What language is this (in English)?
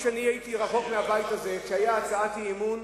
Hebrew